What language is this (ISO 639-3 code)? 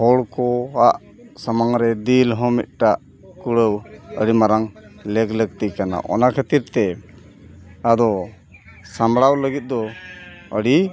sat